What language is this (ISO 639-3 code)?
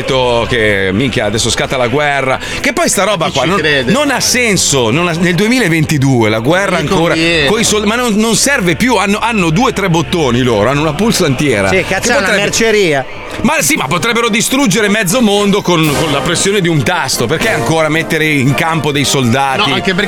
ita